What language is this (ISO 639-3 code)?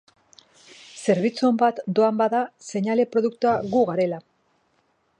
eus